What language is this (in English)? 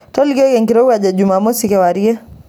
Masai